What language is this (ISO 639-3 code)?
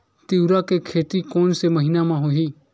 hne